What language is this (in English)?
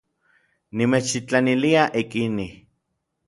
Orizaba Nahuatl